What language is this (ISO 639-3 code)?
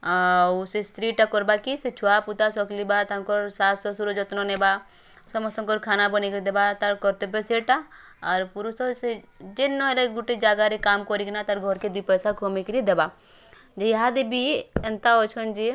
ori